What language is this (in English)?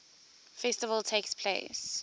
English